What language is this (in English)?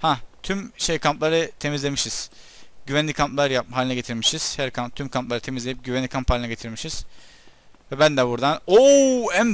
Turkish